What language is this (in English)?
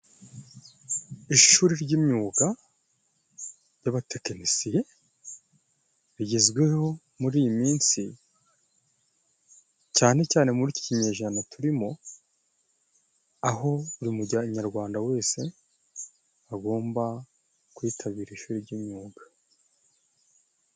Kinyarwanda